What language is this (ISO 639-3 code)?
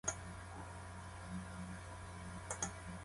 jpn